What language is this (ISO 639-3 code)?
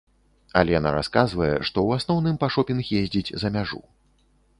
bel